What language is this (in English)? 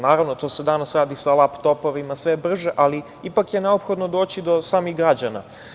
Serbian